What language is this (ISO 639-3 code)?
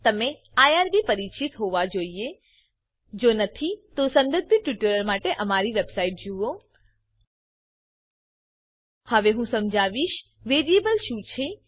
guj